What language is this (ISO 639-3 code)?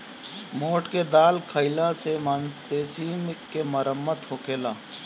bho